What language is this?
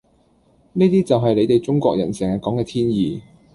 Cantonese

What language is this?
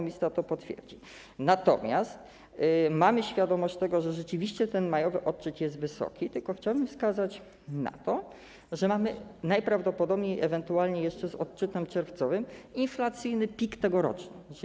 Polish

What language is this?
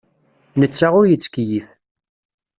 Kabyle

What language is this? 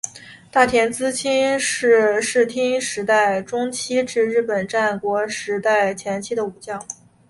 Chinese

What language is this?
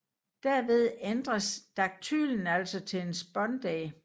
Danish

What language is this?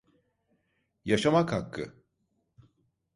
Turkish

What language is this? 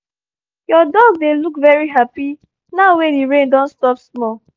Nigerian Pidgin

